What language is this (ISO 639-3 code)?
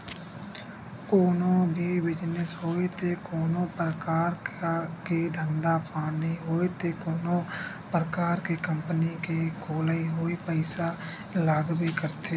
hne